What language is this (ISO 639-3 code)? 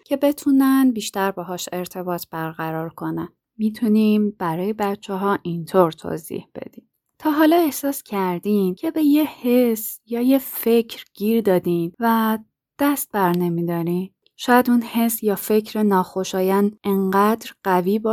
fas